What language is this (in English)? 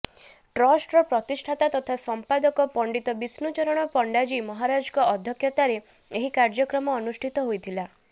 Odia